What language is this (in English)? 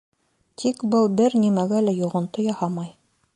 Bashkir